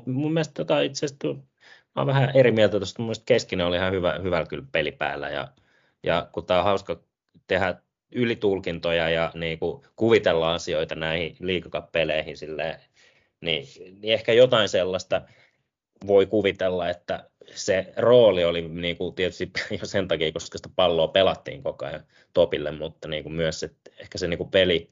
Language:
Finnish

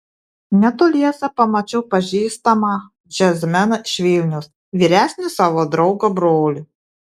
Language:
Lithuanian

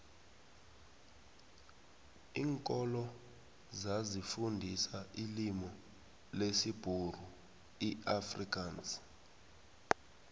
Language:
South Ndebele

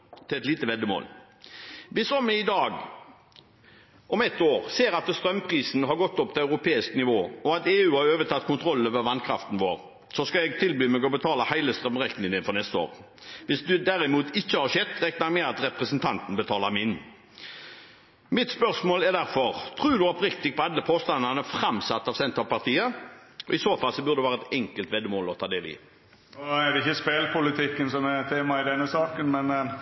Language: Norwegian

